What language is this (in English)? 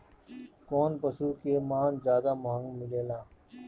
Bhojpuri